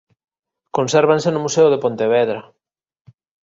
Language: Galician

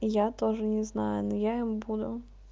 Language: Russian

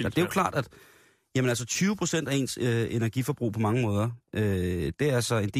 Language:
Danish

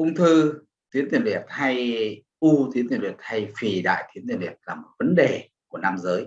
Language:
Vietnamese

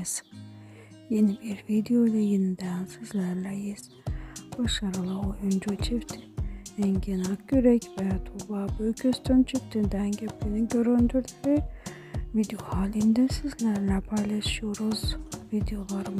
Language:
Turkish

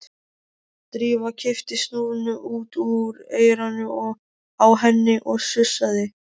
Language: Icelandic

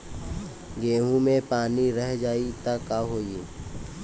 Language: Bhojpuri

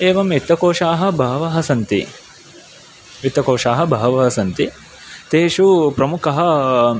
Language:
Sanskrit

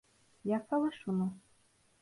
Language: Turkish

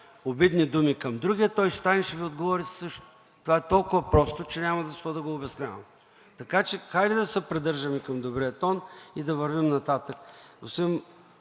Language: Bulgarian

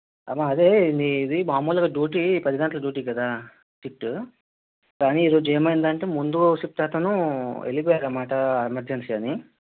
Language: Telugu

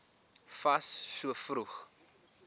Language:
Afrikaans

